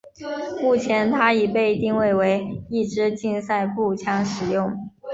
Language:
Chinese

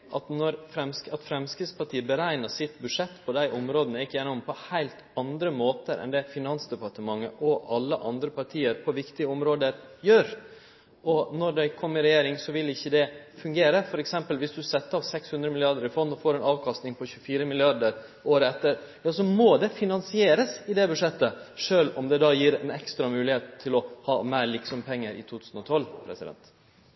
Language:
Norwegian Nynorsk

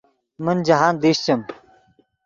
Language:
Yidgha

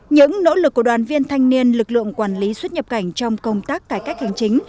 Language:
Vietnamese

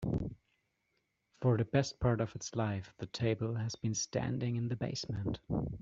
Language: English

